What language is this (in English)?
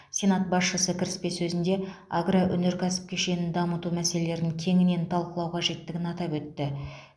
Kazakh